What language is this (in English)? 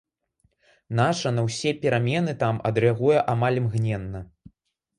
Belarusian